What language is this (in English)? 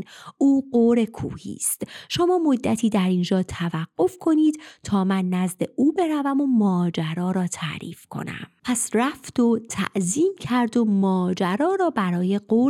Persian